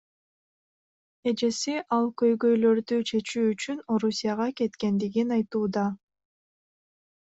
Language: Kyrgyz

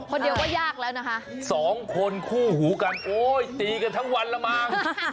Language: Thai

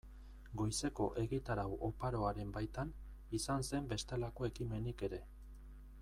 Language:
Basque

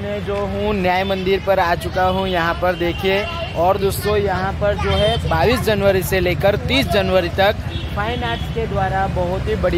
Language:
Hindi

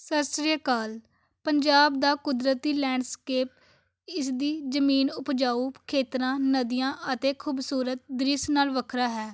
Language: Punjabi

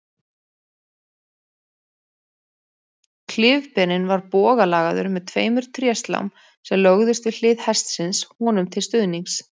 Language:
Icelandic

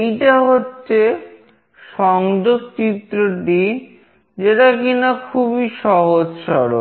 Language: Bangla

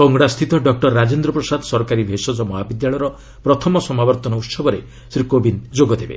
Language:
Odia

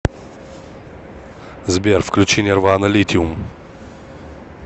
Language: Russian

